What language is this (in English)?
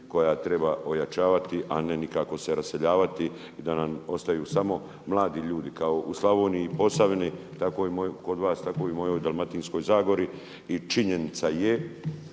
Croatian